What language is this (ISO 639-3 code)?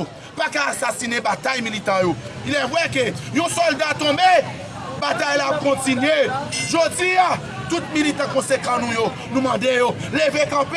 fra